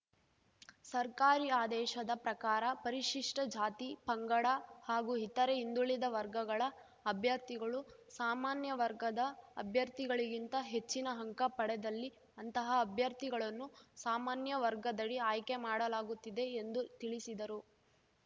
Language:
Kannada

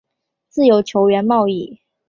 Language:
Chinese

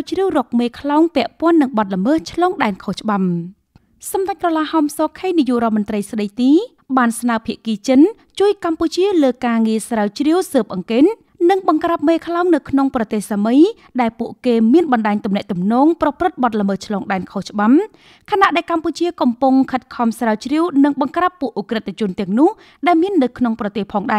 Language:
Thai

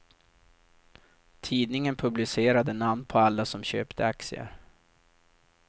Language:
Swedish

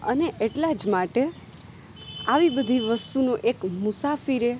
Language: Gujarati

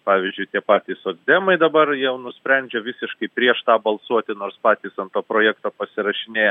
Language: Lithuanian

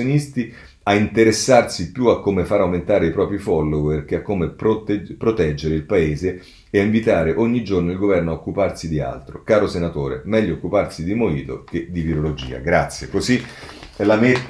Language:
Italian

